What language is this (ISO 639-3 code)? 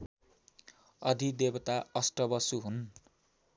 nep